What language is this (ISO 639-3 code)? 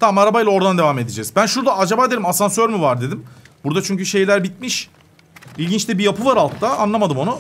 tur